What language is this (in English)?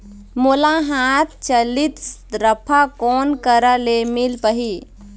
Chhattisgarhi